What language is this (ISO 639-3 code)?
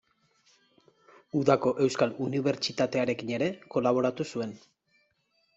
eus